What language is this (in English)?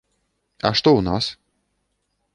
Belarusian